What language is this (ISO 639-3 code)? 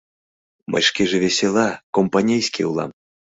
chm